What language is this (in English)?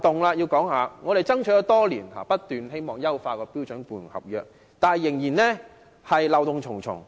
Cantonese